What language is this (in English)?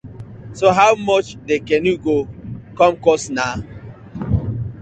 Nigerian Pidgin